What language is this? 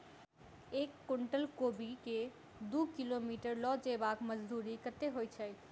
Maithili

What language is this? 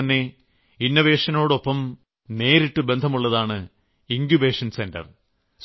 Malayalam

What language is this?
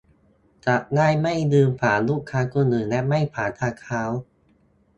Thai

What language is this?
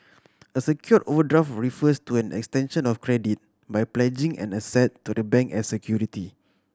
English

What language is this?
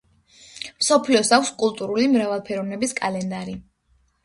Georgian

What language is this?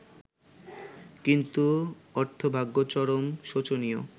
Bangla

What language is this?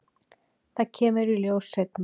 Icelandic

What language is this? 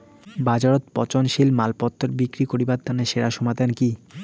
Bangla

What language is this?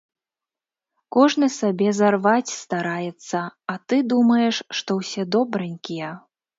Belarusian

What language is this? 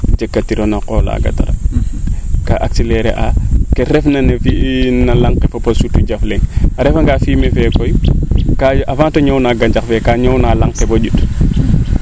Serer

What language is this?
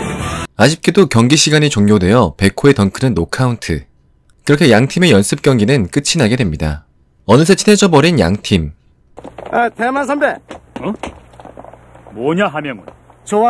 Korean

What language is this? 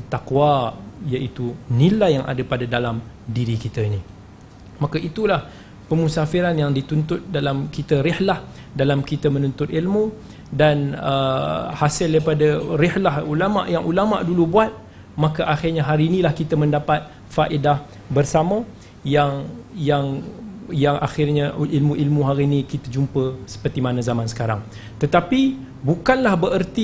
Malay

